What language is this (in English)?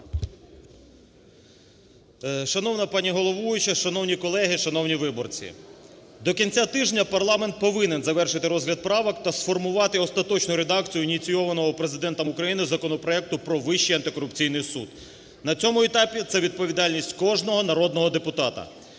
Ukrainian